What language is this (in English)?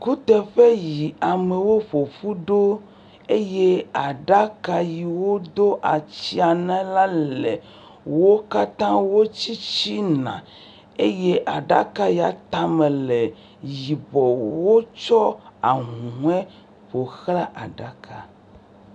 Ewe